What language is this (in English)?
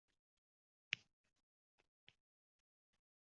Uzbek